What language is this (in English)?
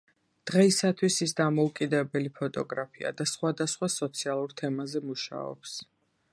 Georgian